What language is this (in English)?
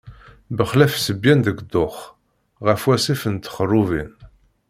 Kabyle